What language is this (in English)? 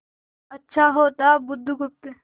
Hindi